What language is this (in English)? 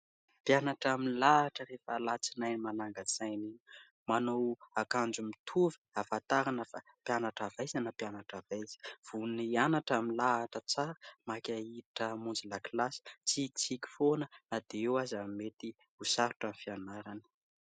Malagasy